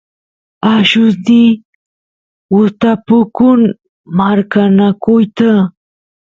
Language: Santiago del Estero Quichua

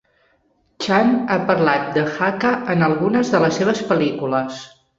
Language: Catalan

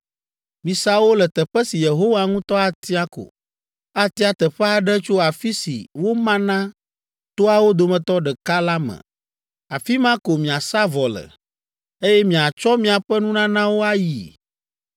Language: Ewe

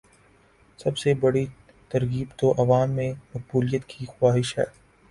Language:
Urdu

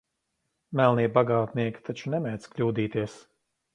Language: Latvian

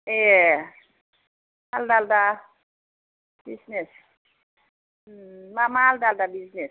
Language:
Bodo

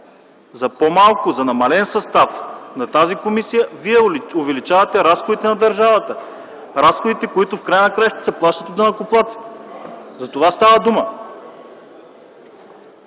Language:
Bulgarian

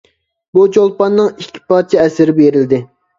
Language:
Uyghur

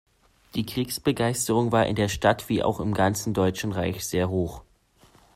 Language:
German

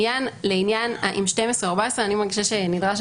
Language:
Hebrew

